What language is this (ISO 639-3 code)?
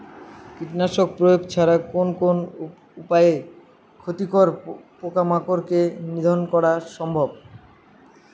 ben